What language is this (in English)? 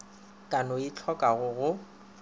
Northern Sotho